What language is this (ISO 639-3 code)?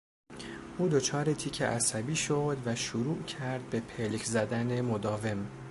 fas